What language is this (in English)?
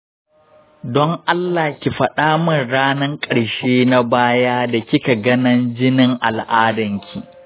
Hausa